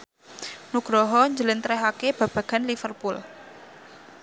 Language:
Javanese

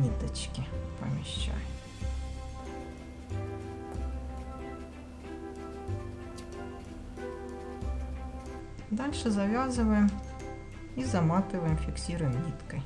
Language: Russian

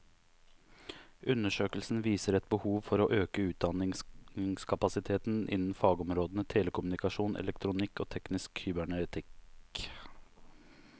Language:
Norwegian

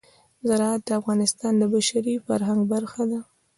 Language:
Pashto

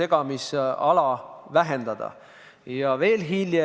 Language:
Estonian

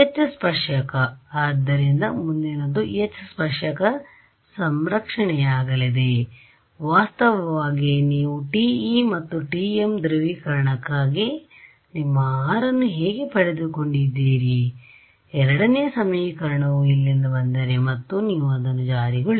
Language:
Kannada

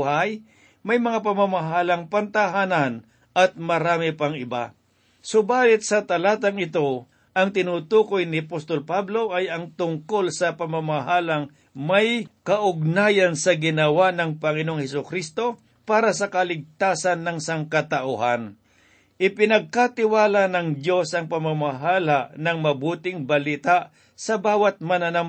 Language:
Filipino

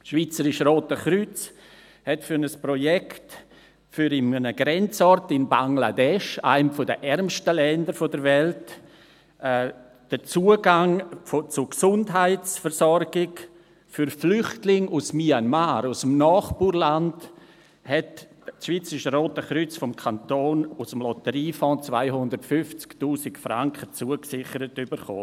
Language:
Swiss German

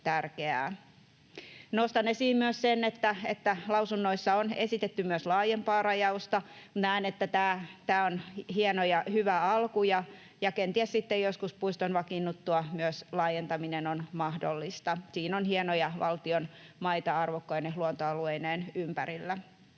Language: Finnish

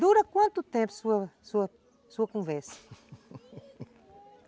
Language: Portuguese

